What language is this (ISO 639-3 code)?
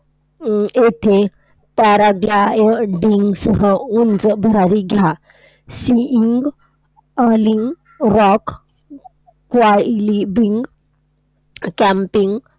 mar